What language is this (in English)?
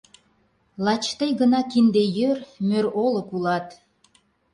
Mari